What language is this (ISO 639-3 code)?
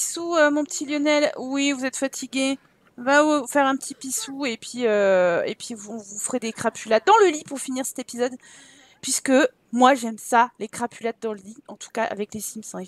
fra